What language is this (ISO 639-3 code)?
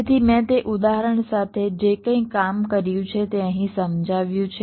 guj